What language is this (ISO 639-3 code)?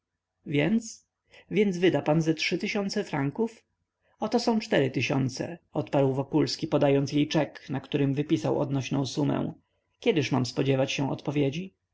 pol